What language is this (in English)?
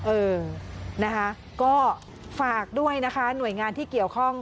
Thai